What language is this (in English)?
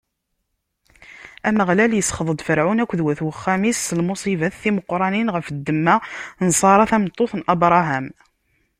Kabyle